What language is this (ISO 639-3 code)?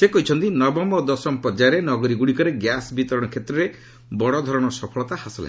ori